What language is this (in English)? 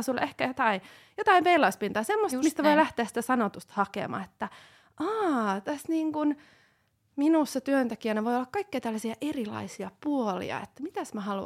Finnish